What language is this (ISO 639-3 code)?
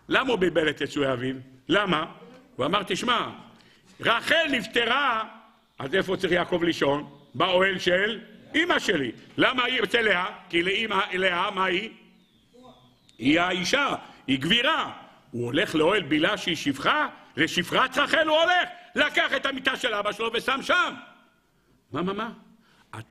heb